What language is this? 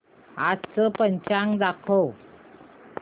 Marathi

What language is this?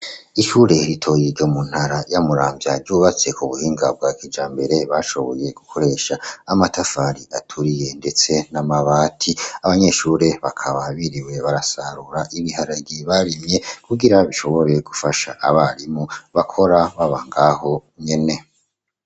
Rundi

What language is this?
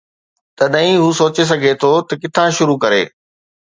Sindhi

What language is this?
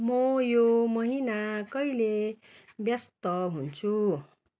Nepali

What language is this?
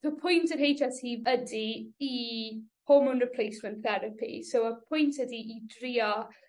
Welsh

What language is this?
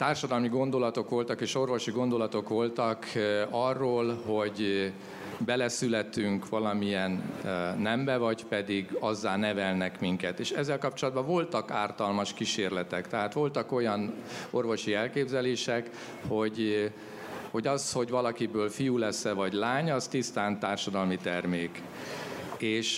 Hungarian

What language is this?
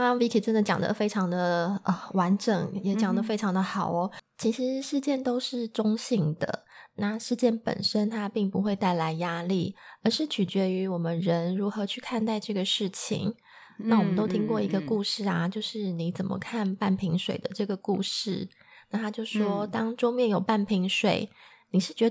Chinese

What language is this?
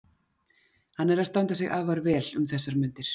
Icelandic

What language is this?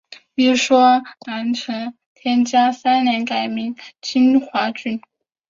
Chinese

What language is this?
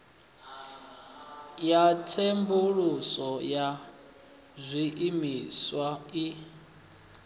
Venda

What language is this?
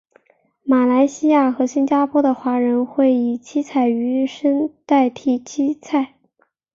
Chinese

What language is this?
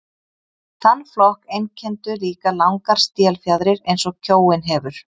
Icelandic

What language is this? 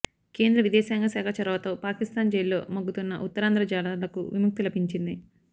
Telugu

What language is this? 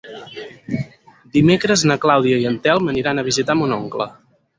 Catalan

